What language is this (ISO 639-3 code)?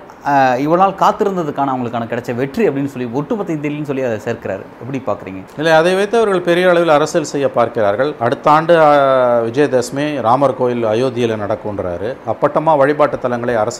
tam